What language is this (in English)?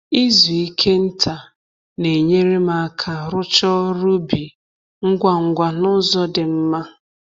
Igbo